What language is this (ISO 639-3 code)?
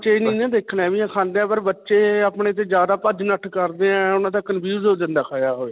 pan